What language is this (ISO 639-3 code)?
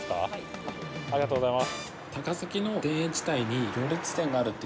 jpn